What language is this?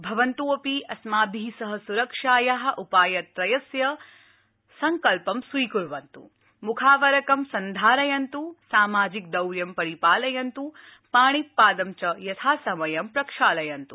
Sanskrit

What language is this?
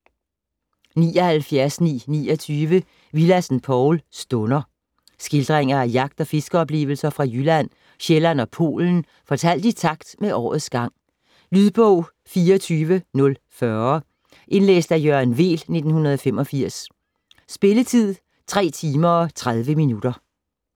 Danish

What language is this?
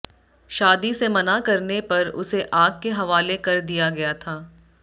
Hindi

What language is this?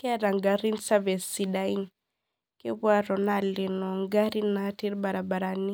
Masai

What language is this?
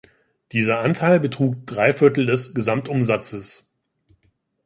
German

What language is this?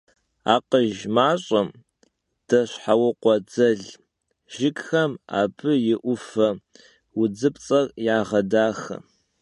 Kabardian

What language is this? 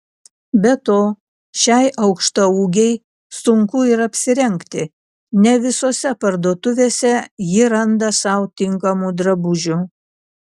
Lithuanian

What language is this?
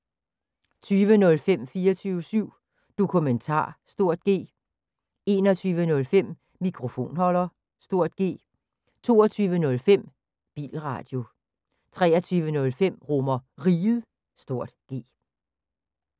Danish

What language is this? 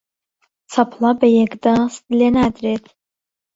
Central Kurdish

